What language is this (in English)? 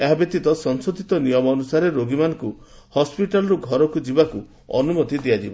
Odia